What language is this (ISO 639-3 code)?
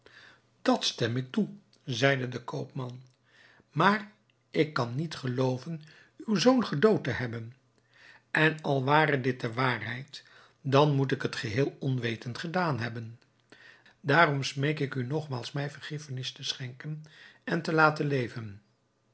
nld